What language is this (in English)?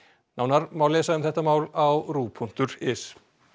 Icelandic